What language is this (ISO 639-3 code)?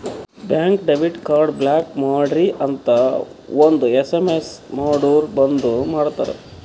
kan